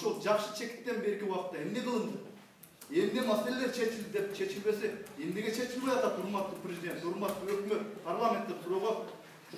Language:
Turkish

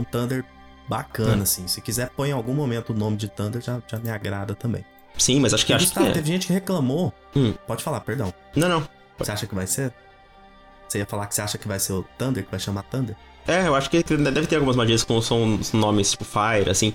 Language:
Portuguese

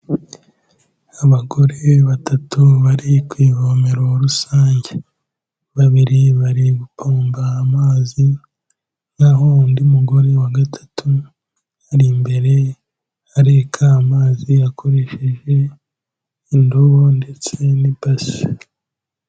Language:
Kinyarwanda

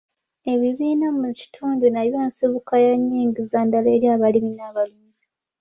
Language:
Ganda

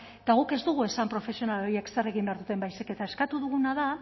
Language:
Basque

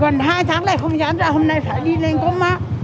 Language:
Vietnamese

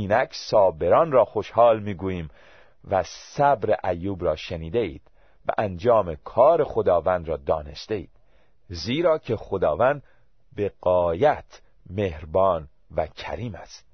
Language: Persian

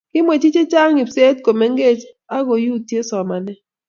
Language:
Kalenjin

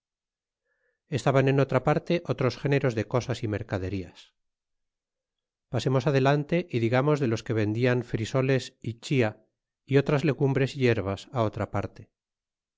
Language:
Spanish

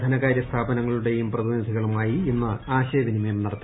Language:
Malayalam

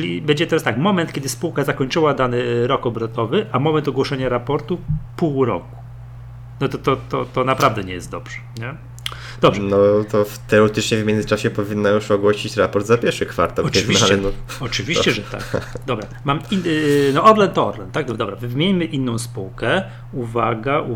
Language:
Polish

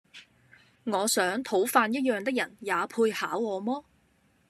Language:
Cantonese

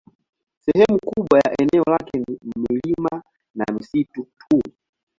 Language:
Swahili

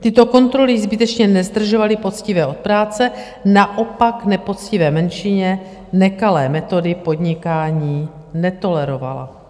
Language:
Czech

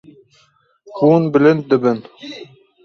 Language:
Kurdish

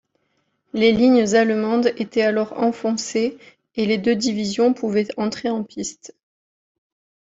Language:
French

